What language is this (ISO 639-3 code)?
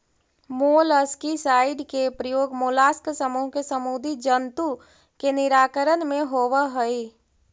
mag